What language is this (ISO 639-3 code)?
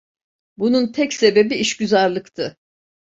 tur